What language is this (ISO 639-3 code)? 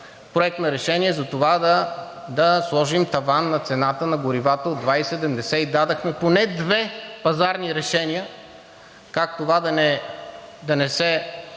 bul